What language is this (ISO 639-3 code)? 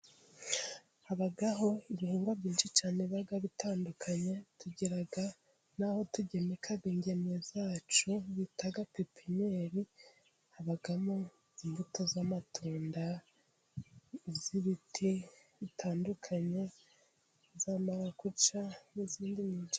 kin